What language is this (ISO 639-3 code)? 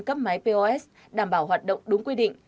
vie